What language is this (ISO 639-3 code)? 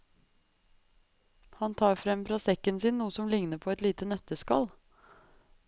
nor